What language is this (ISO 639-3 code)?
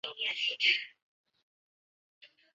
zho